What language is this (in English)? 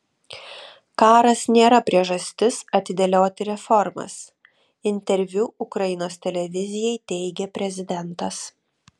Lithuanian